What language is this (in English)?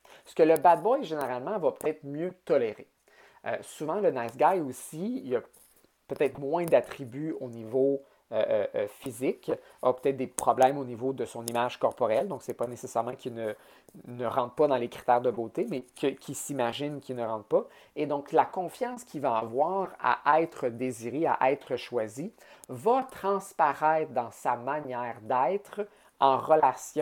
French